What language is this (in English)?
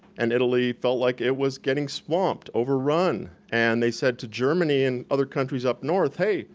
English